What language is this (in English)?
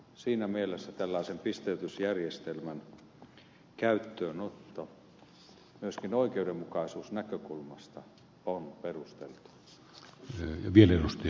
Finnish